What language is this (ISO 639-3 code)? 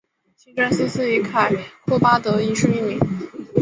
zho